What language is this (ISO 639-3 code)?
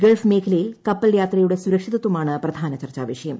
mal